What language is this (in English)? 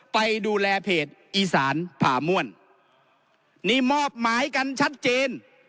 Thai